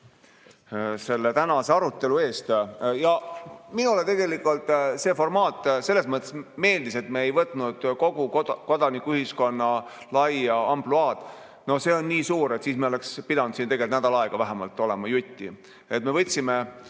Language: Estonian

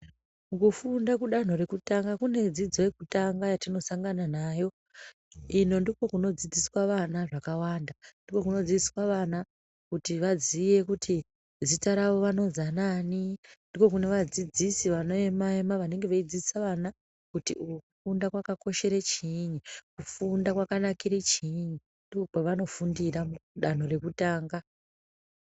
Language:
Ndau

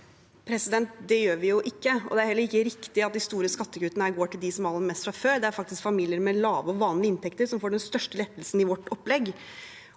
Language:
Norwegian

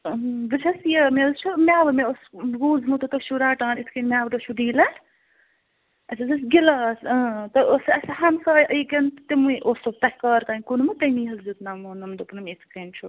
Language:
Kashmiri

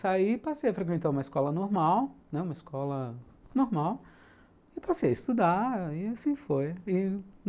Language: Portuguese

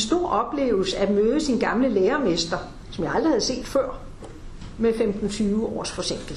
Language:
Danish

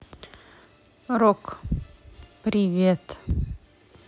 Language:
Russian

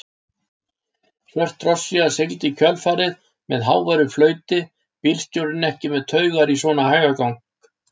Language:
Icelandic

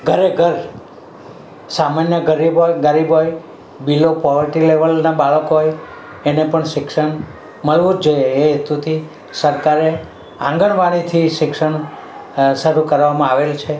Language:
Gujarati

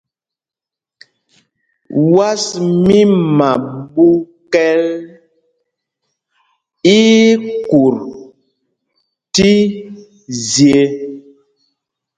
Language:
Mpumpong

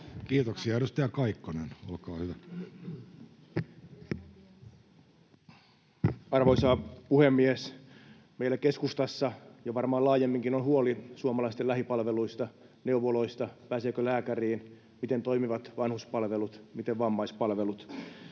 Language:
Finnish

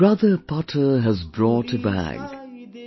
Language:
English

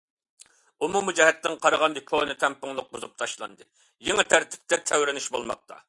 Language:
Uyghur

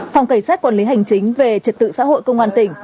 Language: Vietnamese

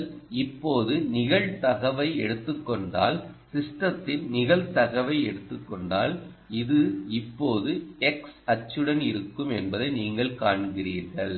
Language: Tamil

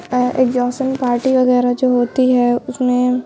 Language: Urdu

